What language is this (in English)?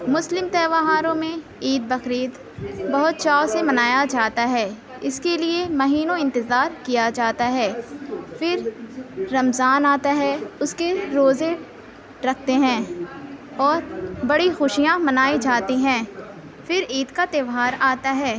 Urdu